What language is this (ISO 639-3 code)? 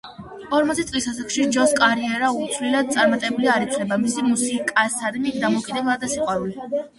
kat